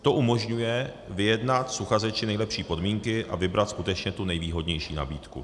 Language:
Czech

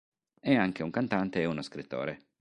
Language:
Italian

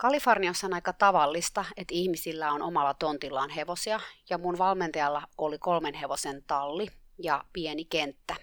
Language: Finnish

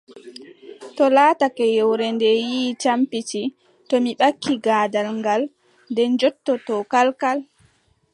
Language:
Adamawa Fulfulde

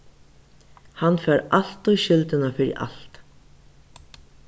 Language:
Faroese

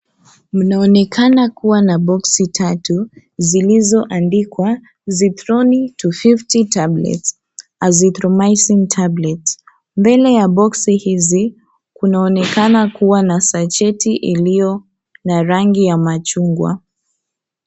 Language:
Swahili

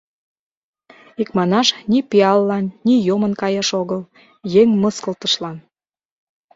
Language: Mari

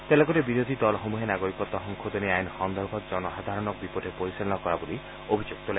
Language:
Assamese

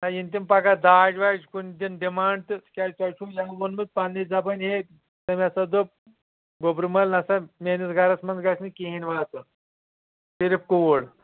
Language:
Kashmiri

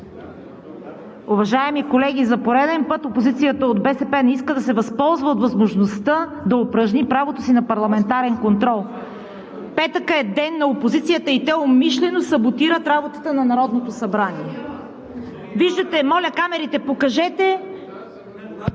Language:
Bulgarian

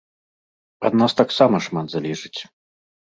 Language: Belarusian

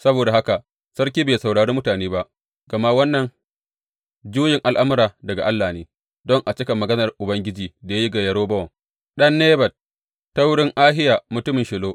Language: Hausa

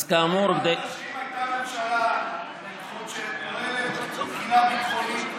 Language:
Hebrew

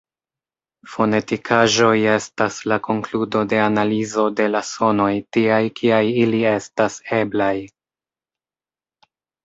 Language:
Esperanto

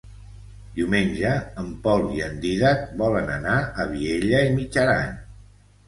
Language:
Catalan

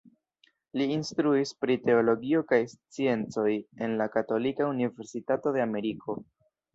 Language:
Esperanto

